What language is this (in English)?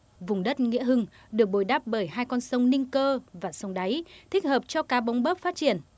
Vietnamese